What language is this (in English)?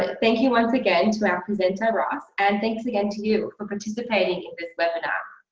English